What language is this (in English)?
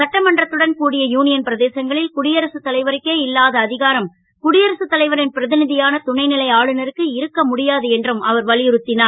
Tamil